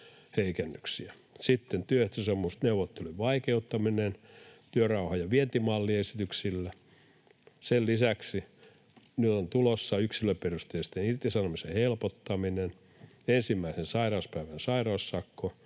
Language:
Finnish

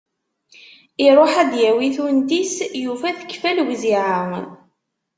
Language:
Kabyle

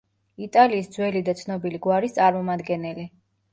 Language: Georgian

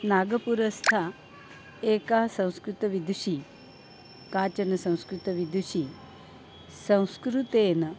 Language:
Sanskrit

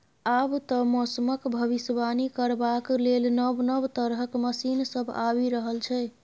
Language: Maithili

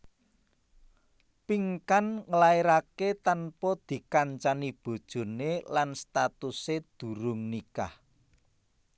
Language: Javanese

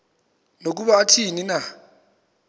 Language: Xhosa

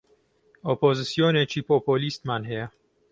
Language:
Central Kurdish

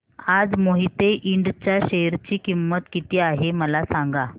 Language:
Marathi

